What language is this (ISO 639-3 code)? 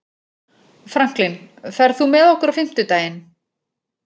isl